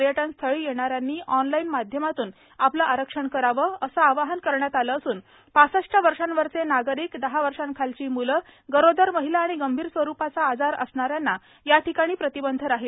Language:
Marathi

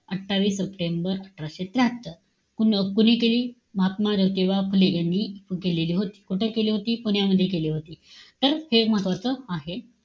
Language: Marathi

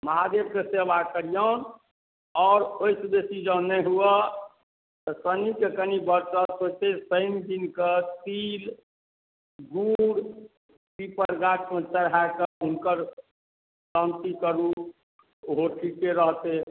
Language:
Maithili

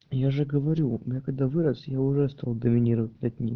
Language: Russian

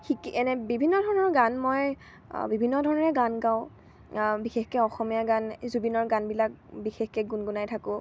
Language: Assamese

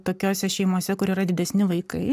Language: Lithuanian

